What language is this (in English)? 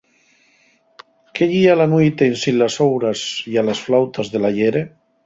Asturian